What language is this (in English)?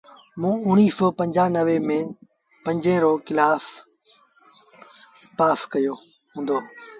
Sindhi Bhil